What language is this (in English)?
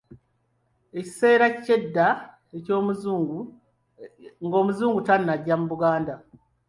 Ganda